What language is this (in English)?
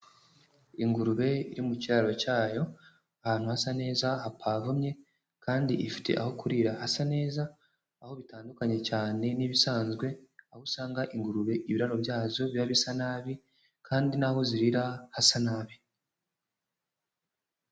Kinyarwanda